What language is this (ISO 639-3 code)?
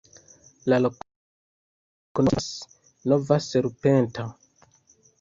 epo